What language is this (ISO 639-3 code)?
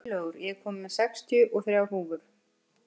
isl